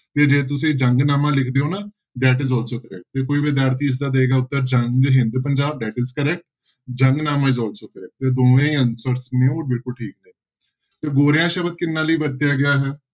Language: Punjabi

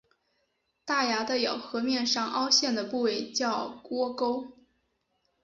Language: Chinese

